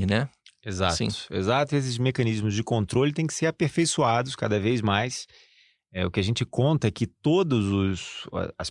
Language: Portuguese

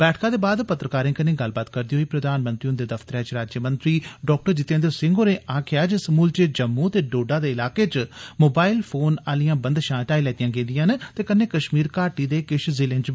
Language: Dogri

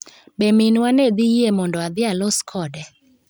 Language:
Luo (Kenya and Tanzania)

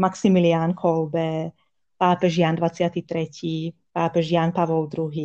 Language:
Slovak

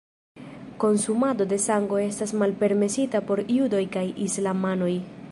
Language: Esperanto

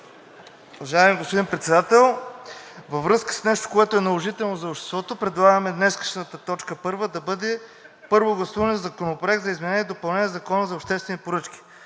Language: Bulgarian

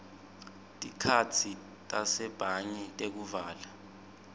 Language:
Swati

